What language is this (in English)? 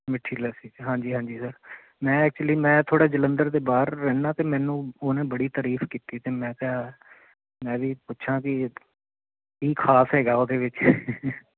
Punjabi